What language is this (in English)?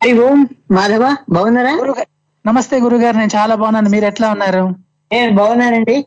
Telugu